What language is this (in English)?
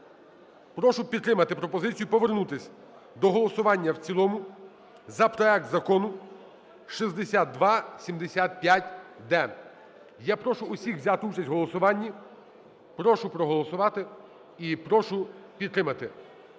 Ukrainian